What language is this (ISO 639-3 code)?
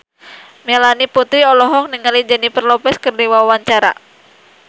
sun